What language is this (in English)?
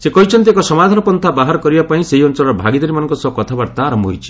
Odia